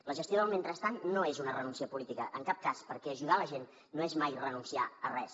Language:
Catalan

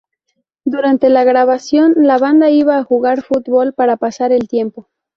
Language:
Spanish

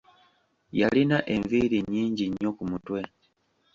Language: Ganda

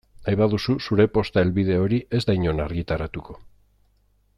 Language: Basque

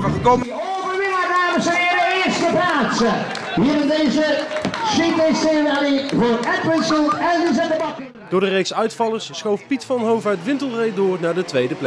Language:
Dutch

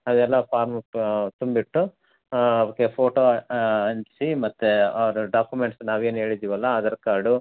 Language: Kannada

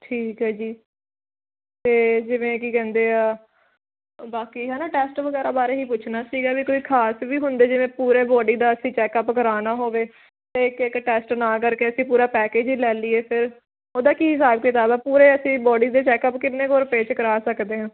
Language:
Punjabi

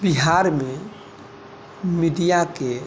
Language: Maithili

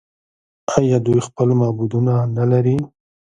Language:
Pashto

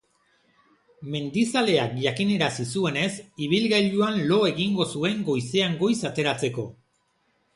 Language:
Basque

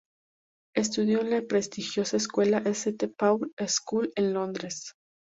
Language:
Spanish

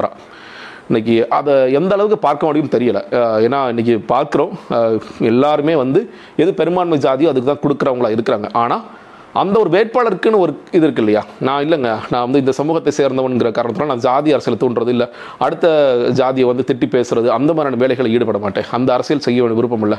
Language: Tamil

